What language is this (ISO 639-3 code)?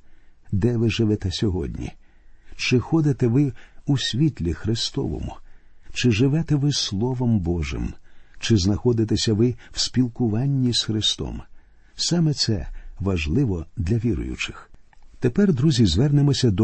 ukr